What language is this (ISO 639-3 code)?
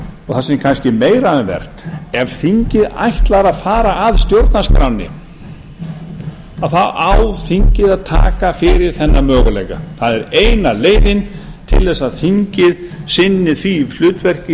isl